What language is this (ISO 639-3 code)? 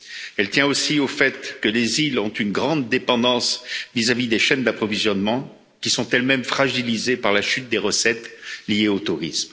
fra